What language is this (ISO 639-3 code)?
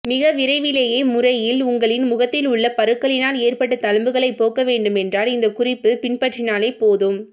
tam